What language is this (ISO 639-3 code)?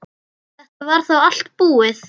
isl